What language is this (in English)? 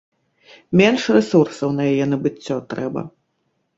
Belarusian